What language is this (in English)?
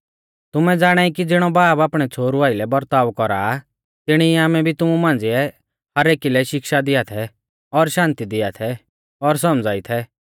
Mahasu Pahari